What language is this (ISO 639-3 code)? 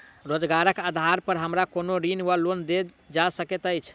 mai